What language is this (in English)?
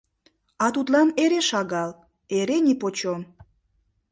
Mari